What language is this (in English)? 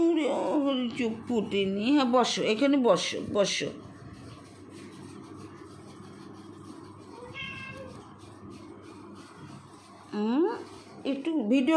Bangla